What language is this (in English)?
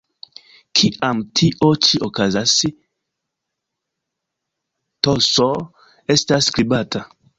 Esperanto